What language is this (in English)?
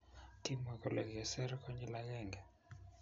Kalenjin